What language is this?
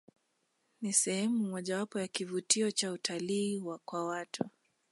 Swahili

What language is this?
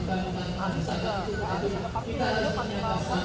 Indonesian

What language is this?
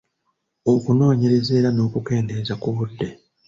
Ganda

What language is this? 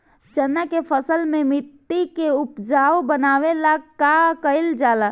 Bhojpuri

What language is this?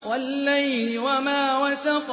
Arabic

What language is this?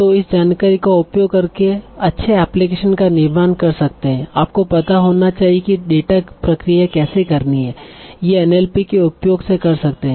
Hindi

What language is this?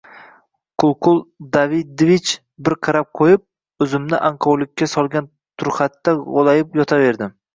Uzbek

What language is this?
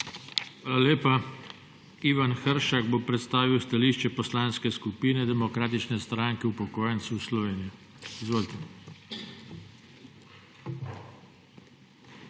Slovenian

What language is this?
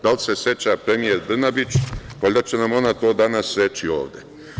Serbian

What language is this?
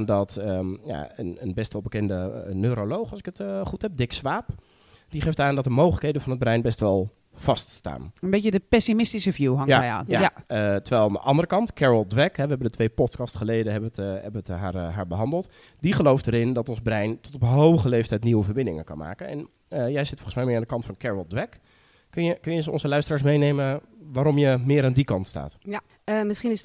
Dutch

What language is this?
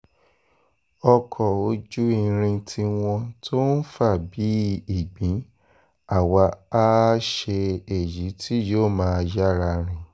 Yoruba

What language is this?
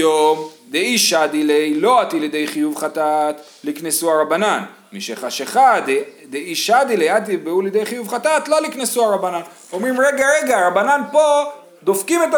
Hebrew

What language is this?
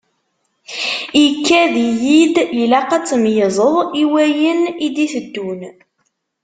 Kabyle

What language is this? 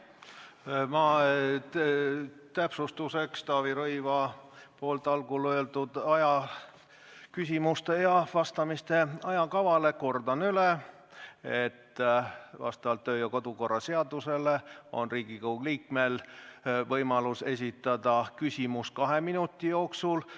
Estonian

